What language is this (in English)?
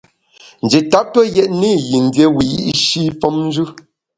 Bamun